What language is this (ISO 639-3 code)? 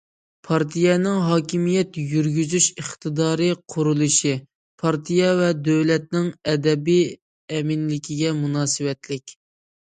uig